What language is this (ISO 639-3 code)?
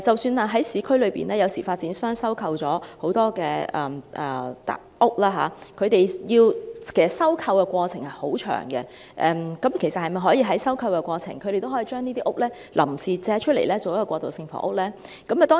yue